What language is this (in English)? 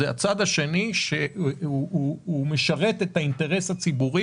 Hebrew